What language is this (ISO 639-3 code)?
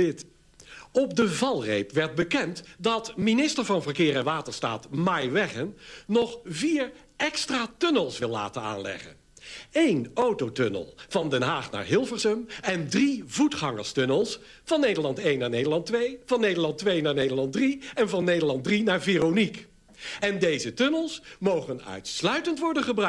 nld